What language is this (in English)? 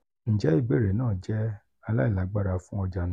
Yoruba